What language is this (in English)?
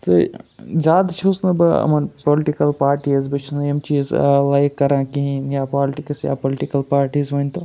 Kashmiri